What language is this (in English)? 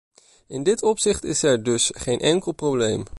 Dutch